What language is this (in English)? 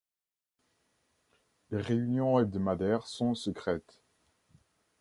French